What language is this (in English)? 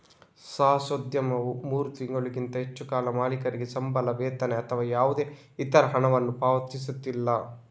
Kannada